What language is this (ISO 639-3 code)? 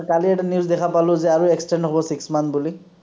asm